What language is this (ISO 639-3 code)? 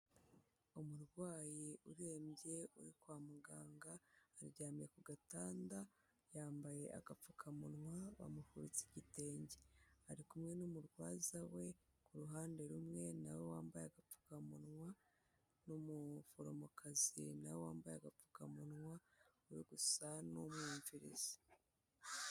kin